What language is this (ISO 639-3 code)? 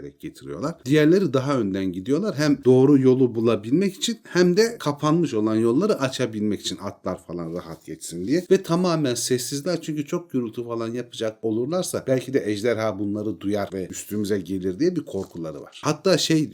tur